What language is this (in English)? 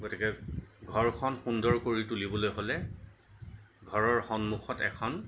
Assamese